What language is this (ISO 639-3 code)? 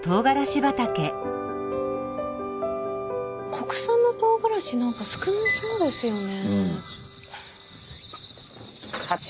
jpn